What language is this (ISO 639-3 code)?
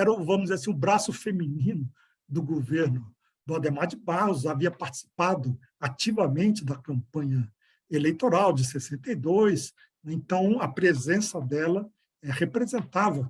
por